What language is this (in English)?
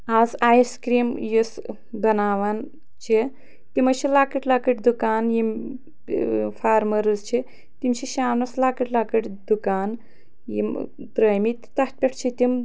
Kashmiri